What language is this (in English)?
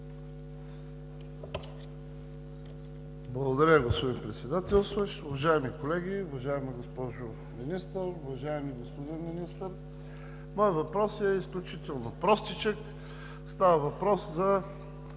Bulgarian